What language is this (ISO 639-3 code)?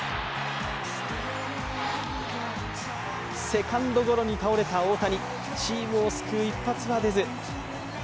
jpn